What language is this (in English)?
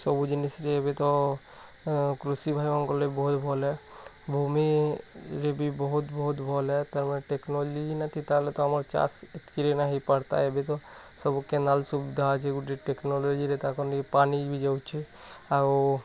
Odia